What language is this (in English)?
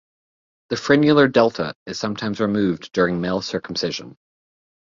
English